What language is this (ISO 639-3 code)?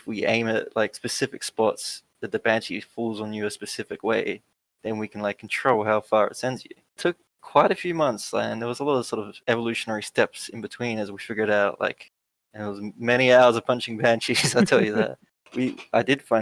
eng